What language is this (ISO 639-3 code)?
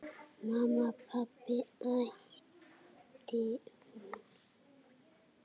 isl